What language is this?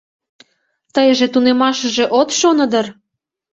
Mari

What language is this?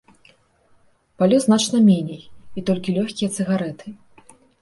Belarusian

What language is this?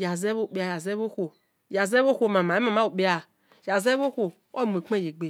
Esan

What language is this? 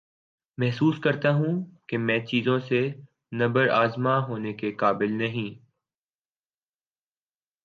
Urdu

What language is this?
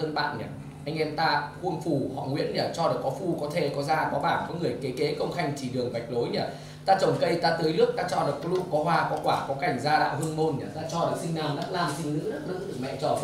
Vietnamese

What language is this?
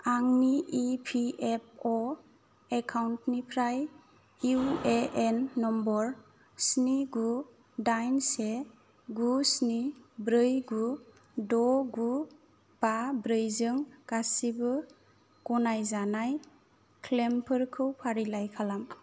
Bodo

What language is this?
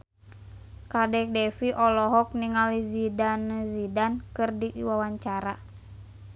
Sundanese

